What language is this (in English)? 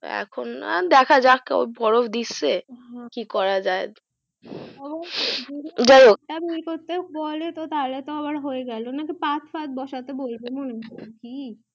Bangla